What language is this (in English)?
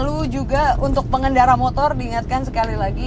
Indonesian